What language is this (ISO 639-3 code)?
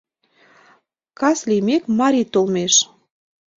chm